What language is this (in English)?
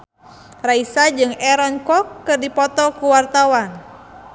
Sundanese